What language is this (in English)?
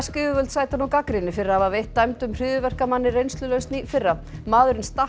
Icelandic